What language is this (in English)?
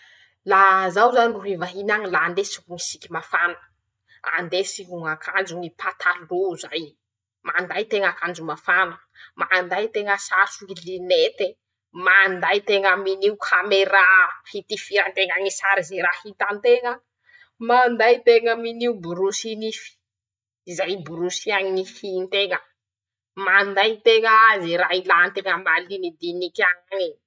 Masikoro Malagasy